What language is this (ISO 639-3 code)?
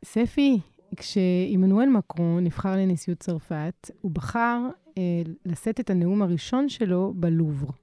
heb